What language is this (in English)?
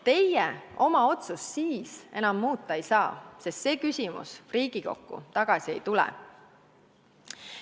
Estonian